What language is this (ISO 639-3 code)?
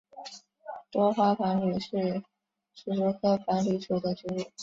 zho